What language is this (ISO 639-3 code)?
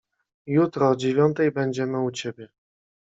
pol